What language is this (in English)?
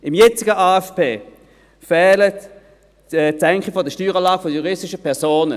Swiss German